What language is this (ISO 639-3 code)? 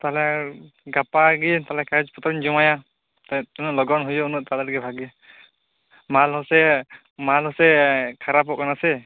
sat